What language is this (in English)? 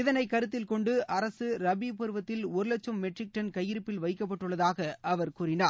Tamil